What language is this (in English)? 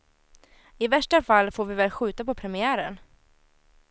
Swedish